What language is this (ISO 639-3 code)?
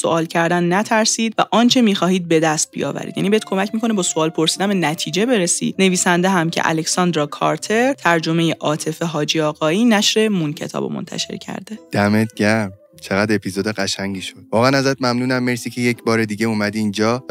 fas